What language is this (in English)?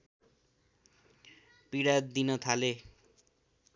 Nepali